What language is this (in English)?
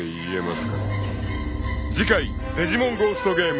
Japanese